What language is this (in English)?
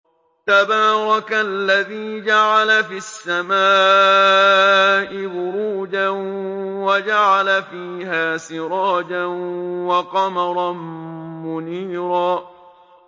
Arabic